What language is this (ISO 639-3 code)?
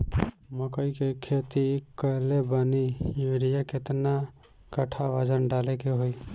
bho